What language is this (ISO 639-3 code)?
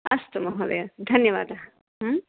san